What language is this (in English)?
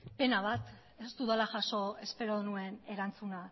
Basque